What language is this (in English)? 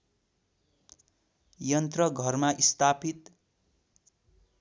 Nepali